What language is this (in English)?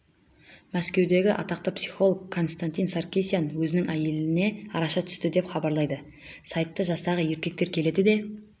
Kazakh